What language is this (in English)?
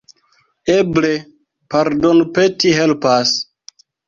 Esperanto